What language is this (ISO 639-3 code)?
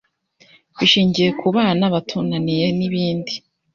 kin